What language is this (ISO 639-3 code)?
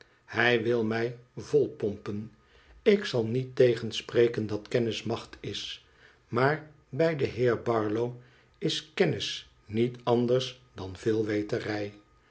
nld